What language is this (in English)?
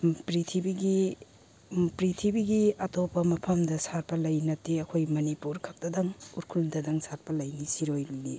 Manipuri